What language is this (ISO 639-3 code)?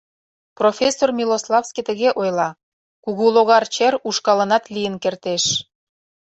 chm